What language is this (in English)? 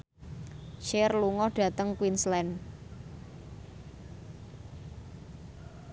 Javanese